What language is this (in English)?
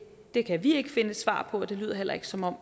Danish